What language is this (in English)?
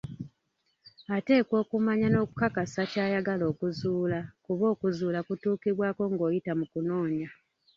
Ganda